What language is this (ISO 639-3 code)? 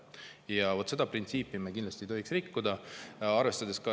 est